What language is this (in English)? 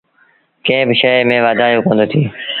Sindhi Bhil